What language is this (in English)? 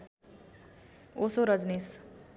Nepali